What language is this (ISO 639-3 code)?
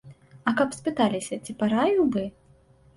bel